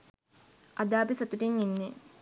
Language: Sinhala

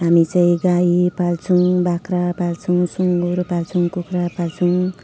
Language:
Nepali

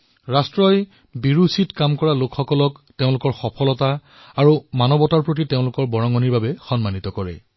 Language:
Assamese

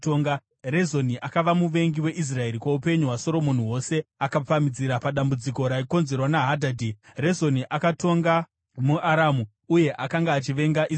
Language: Shona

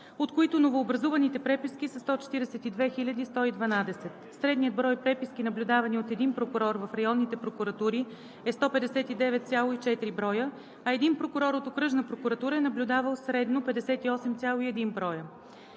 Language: Bulgarian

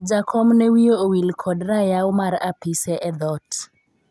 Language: Luo (Kenya and Tanzania)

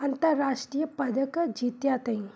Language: Sindhi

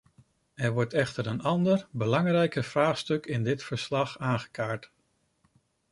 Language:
Dutch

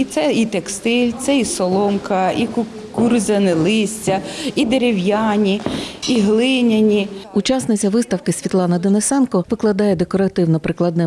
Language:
Ukrainian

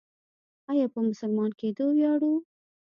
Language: Pashto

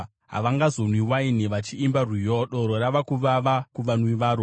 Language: Shona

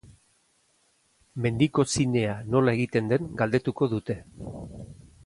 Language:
Basque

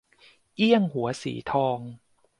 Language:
Thai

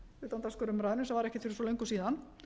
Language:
Icelandic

